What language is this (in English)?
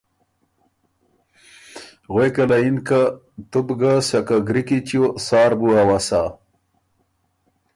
Ormuri